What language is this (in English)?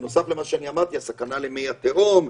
Hebrew